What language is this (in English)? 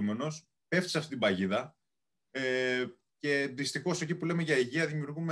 Greek